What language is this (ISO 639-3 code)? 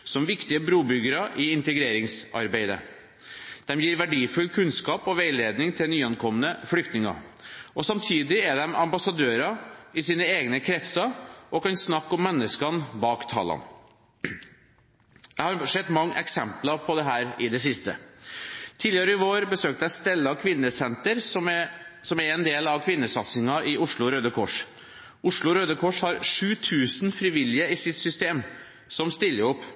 nob